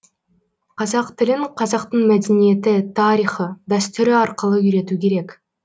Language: Kazakh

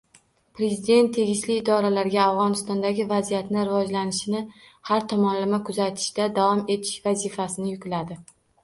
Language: Uzbek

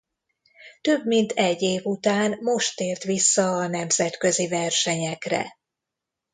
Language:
Hungarian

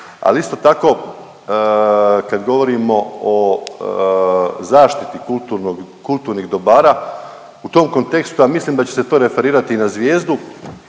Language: Croatian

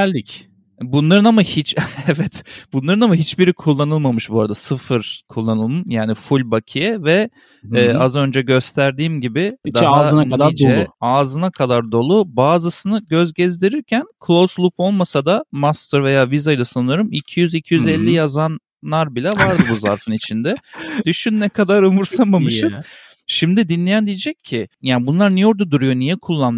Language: Turkish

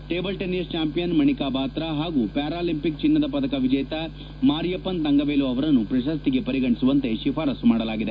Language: Kannada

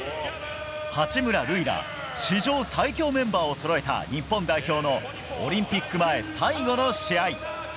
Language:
Japanese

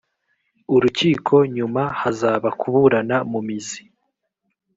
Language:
Kinyarwanda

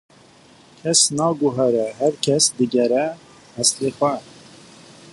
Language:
Kurdish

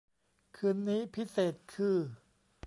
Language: Thai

